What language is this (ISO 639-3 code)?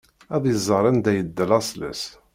kab